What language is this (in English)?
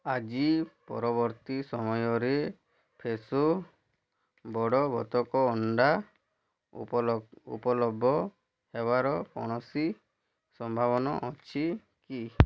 Odia